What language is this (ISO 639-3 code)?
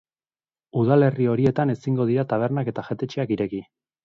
eus